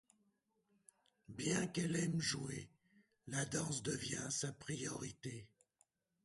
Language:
French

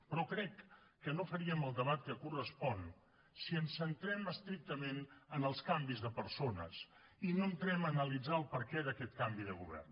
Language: Catalan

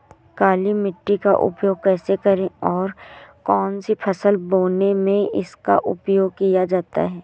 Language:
Hindi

